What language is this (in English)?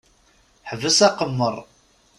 Kabyle